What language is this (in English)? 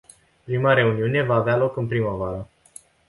Romanian